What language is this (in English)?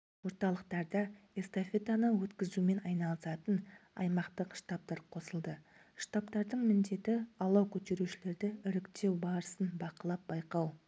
Kazakh